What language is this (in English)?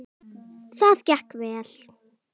Icelandic